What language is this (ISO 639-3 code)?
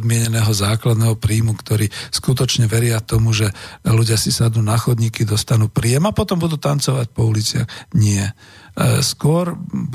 slk